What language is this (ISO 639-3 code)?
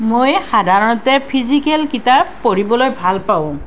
asm